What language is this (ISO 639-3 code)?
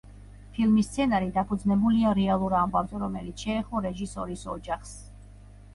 kat